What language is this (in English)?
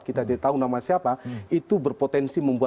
Indonesian